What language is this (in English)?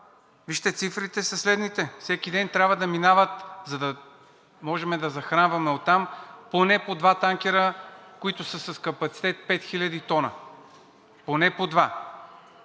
Bulgarian